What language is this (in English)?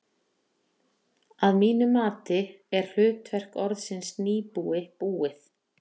Icelandic